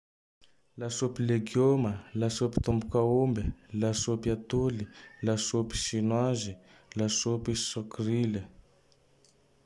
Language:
Tandroy-Mahafaly Malagasy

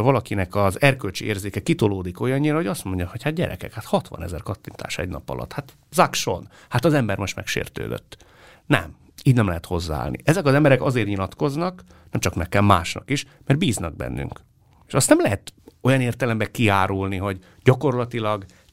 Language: Hungarian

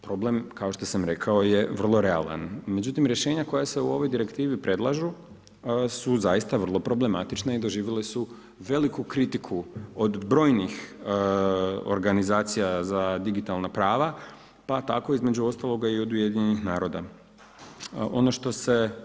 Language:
Croatian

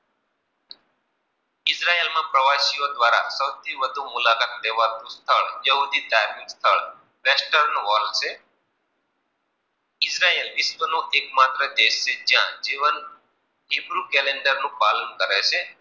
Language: Gujarati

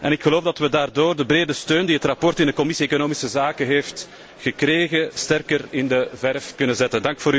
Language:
Dutch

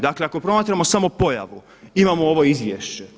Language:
Croatian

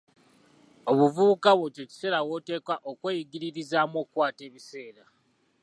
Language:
Ganda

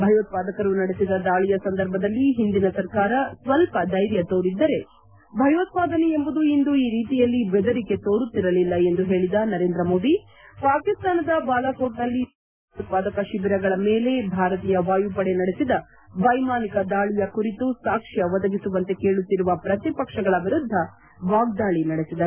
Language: Kannada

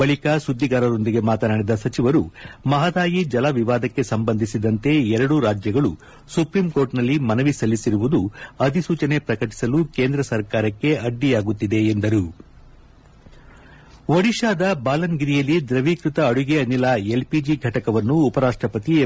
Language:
Kannada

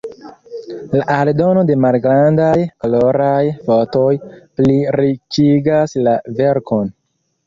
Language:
Esperanto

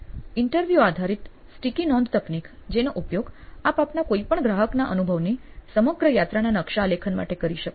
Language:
Gujarati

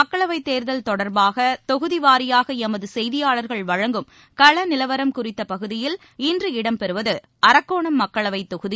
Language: Tamil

